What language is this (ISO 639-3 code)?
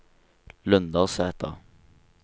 nor